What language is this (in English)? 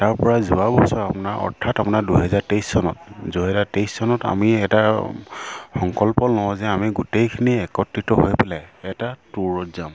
Assamese